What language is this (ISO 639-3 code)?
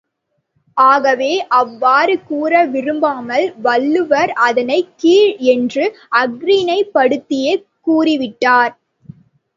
tam